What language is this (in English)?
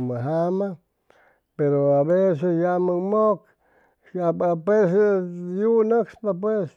Chimalapa Zoque